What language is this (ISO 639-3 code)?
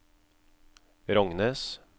nor